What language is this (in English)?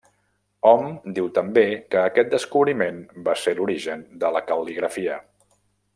Catalan